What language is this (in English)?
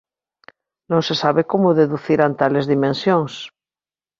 Galician